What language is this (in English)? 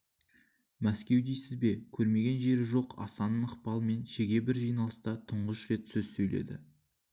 Kazakh